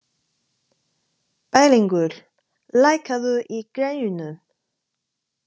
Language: Icelandic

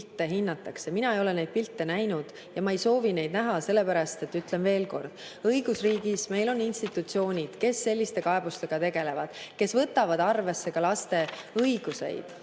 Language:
Estonian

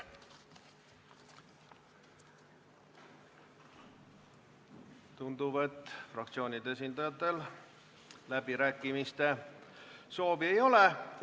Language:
Estonian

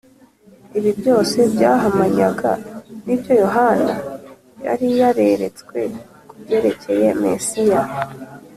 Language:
Kinyarwanda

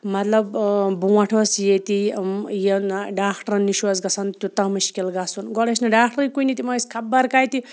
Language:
Kashmiri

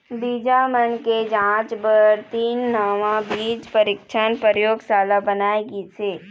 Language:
Chhattisgarhi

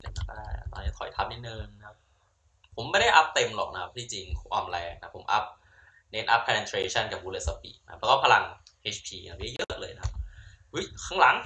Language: Thai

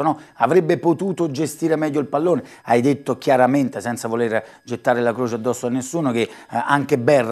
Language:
Italian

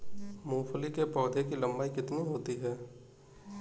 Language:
Hindi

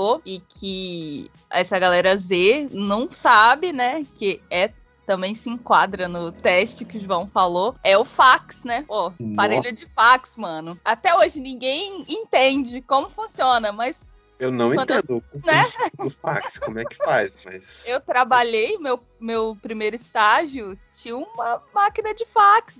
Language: Portuguese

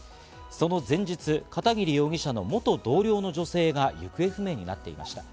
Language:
Japanese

